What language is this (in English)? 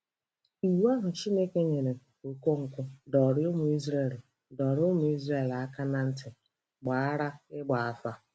Igbo